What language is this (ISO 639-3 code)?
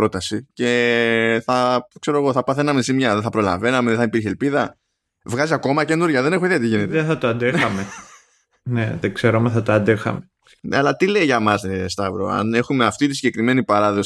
ell